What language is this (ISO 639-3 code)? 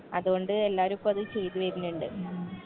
mal